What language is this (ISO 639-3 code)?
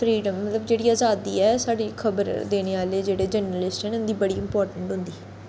doi